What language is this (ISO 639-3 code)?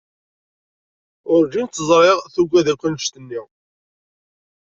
kab